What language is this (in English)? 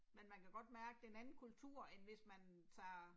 Danish